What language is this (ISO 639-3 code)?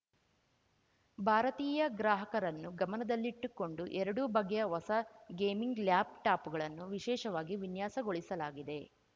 kan